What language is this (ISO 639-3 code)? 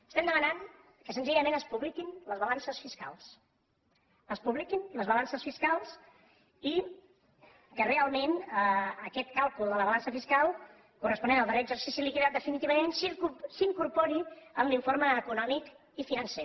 cat